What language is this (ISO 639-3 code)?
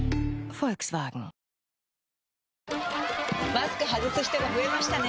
jpn